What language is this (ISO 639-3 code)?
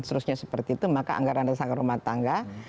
ind